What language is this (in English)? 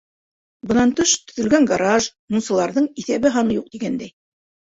Bashkir